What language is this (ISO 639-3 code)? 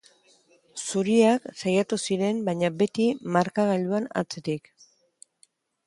eus